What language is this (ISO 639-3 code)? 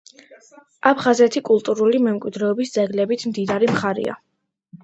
kat